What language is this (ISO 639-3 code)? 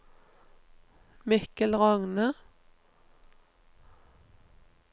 nor